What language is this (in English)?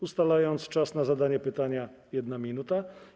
Polish